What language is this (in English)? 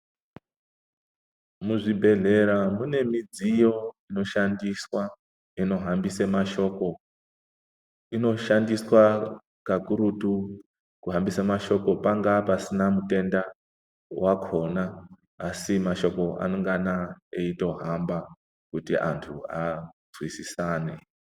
Ndau